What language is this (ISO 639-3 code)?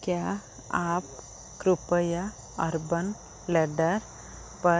hin